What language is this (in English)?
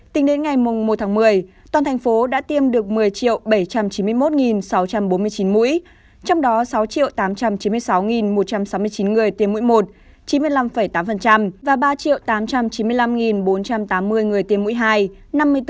Vietnamese